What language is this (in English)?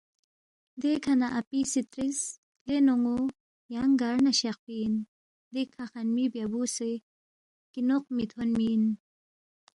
Balti